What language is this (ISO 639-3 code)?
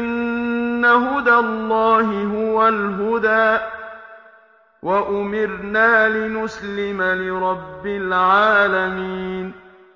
ara